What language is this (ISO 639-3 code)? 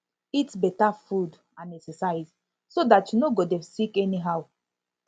pcm